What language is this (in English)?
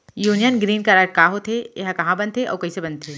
Chhattisgarhi